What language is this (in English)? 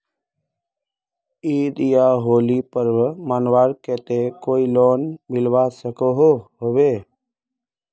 Magahi